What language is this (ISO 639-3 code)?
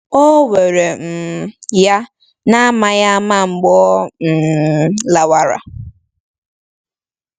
ibo